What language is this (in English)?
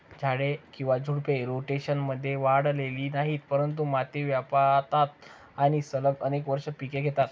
Marathi